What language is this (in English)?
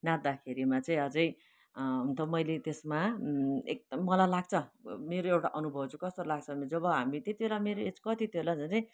Nepali